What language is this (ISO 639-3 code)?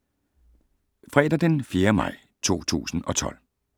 dan